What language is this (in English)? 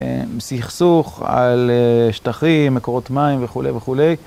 Hebrew